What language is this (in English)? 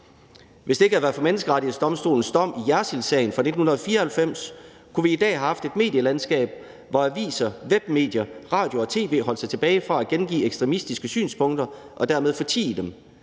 Danish